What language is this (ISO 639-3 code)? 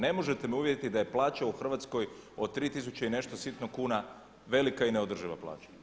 hrv